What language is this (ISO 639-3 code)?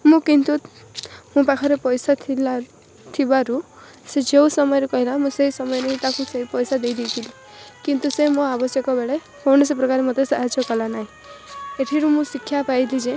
ori